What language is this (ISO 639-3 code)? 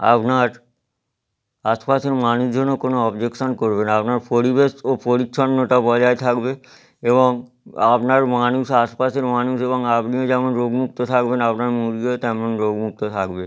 ben